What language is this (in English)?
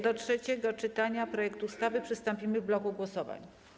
Polish